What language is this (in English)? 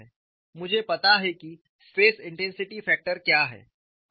Hindi